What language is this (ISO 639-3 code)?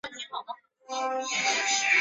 zho